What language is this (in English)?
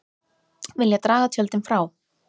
Icelandic